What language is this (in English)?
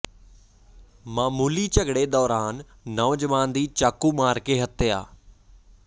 Punjabi